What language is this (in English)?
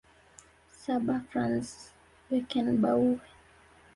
Swahili